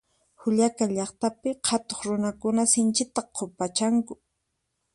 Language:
Puno Quechua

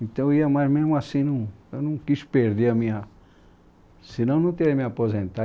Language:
Portuguese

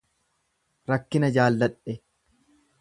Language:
Oromo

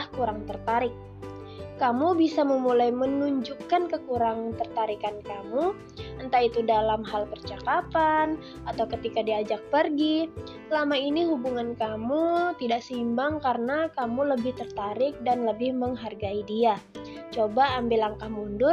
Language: Indonesian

